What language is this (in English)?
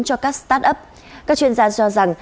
Vietnamese